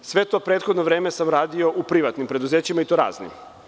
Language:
Serbian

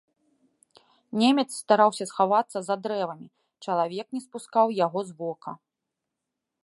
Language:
Belarusian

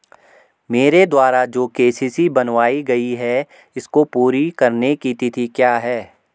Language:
Hindi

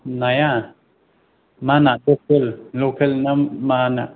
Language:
Bodo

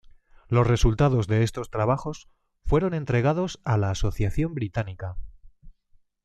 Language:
Spanish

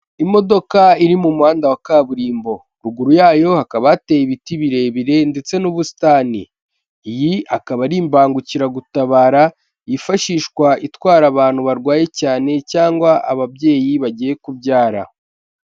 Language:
Kinyarwanda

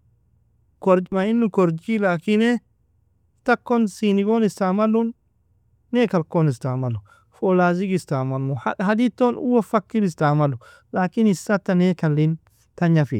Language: Nobiin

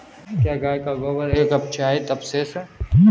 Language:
Hindi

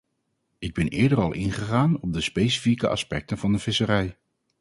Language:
Dutch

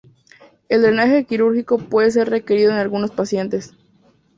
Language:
Spanish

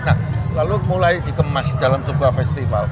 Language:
Indonesian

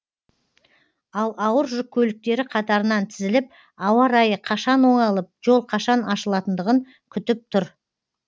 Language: Kazakh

